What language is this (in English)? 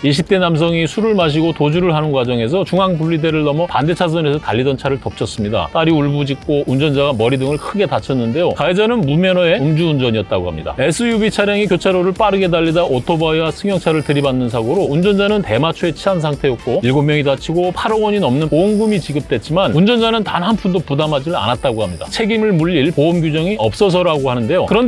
Korean